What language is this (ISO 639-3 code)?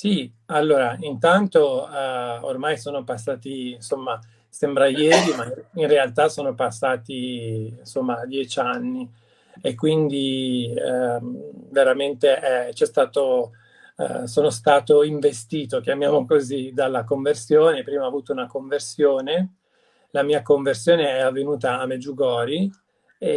ita